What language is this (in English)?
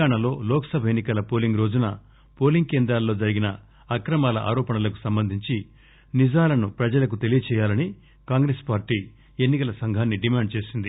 Telugu